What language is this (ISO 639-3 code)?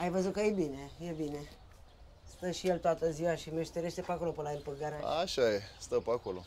ron